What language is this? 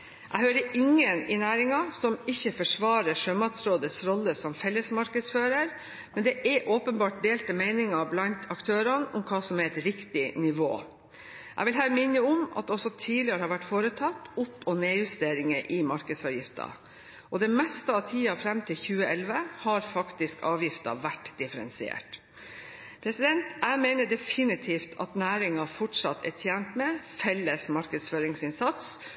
Norwegian Bokmål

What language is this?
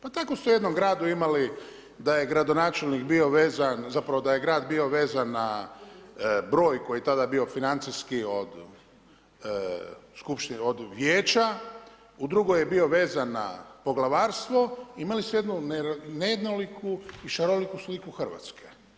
Croatian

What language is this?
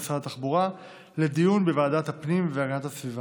Hebrew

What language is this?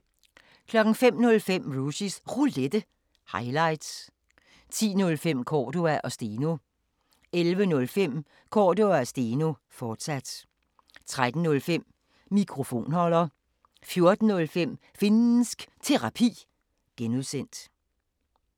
Danish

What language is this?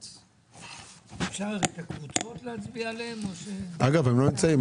Hebrew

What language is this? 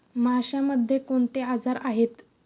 Marathi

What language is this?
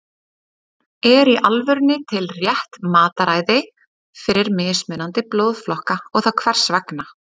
Icelandic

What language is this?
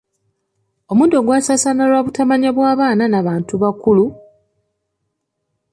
Ganda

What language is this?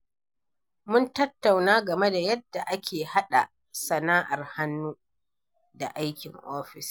Hausa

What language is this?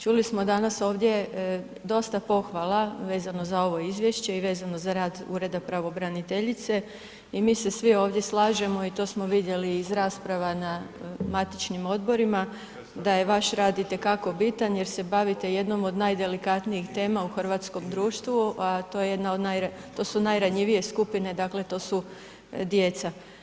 Croatian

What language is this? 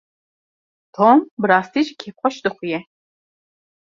Kurdish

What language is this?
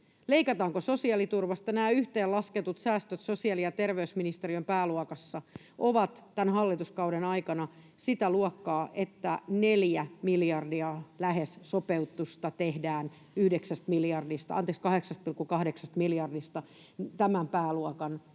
Finnish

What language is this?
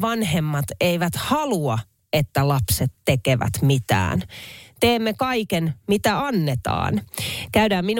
Finnish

